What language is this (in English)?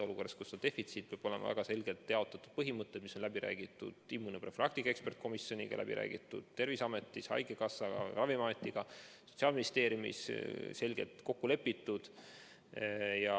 Estonian